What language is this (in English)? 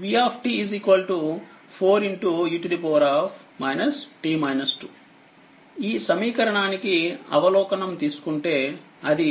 Telugu